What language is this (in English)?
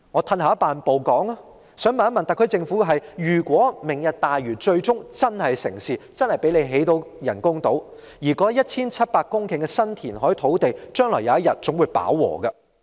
Cantonese